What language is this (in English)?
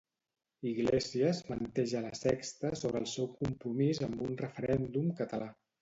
Catalan